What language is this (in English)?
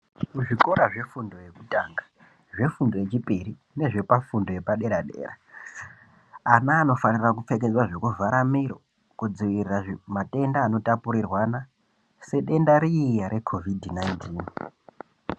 Ndau